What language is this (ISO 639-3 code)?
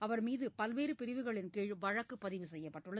tam